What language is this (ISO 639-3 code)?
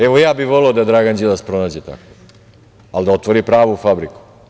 srp